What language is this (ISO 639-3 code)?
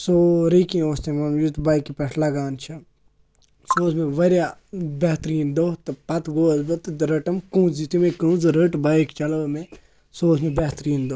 kas